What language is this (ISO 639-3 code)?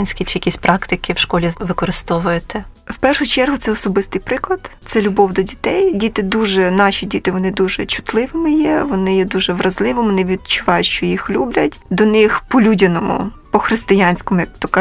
ukr